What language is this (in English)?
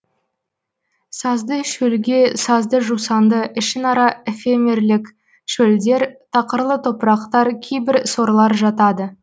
Kazakh